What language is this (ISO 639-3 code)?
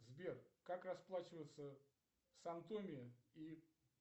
rus